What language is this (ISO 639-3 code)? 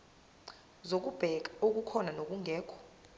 zul